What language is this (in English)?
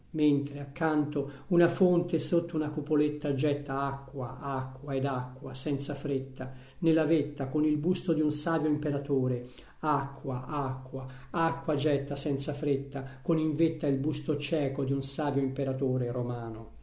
Italian